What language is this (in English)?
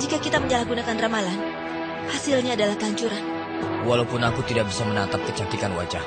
Indonesian